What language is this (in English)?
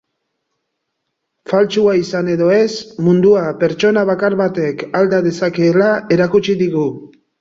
Basque